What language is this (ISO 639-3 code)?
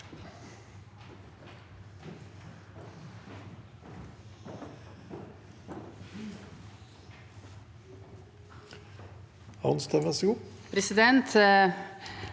nor